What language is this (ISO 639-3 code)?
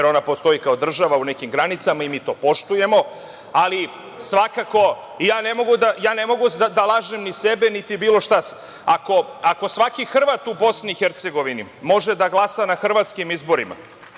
srp